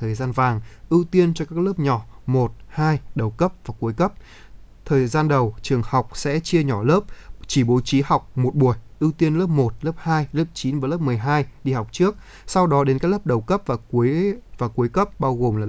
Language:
Vietnamese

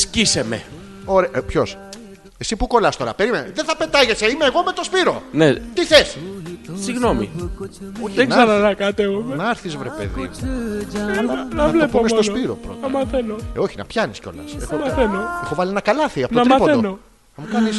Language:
Greek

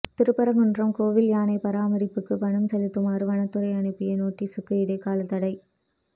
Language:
Tamil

